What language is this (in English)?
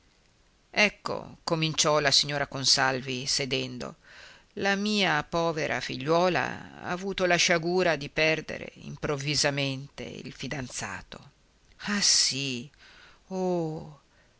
Italian